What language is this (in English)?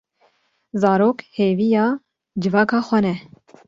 Kurdish